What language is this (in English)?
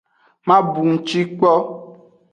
Aja (Benin)